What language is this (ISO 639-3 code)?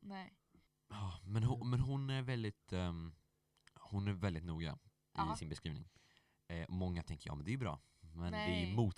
swe